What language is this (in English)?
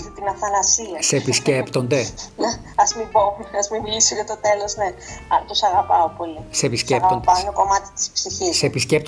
Greek